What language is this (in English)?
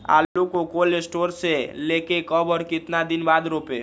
Magahi